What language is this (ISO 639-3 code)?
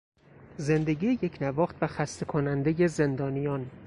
fas